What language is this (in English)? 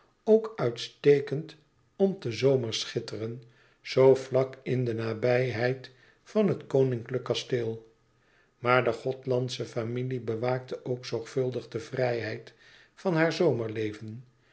Dutch